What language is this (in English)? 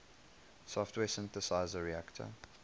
English